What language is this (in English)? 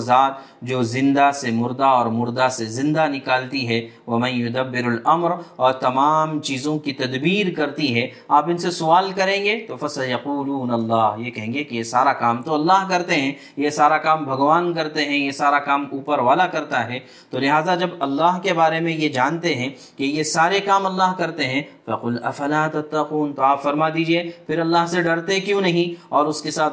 Urdu